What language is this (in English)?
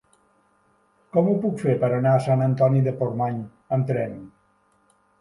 Catalan